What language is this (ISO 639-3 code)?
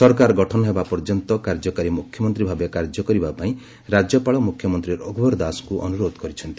ori